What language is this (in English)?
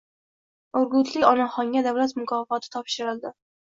Uzbek